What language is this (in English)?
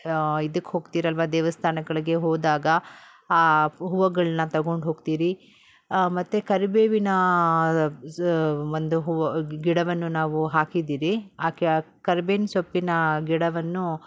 Kannada